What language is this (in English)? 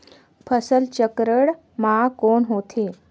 Chhattisgarhi